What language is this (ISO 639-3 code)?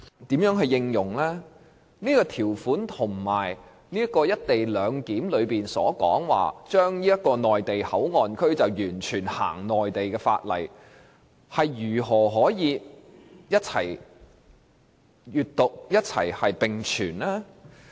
yue